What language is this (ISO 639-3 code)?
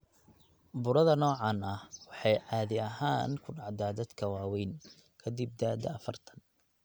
som